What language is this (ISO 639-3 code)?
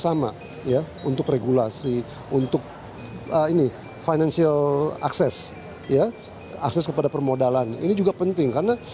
ind